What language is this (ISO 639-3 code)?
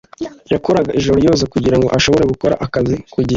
kin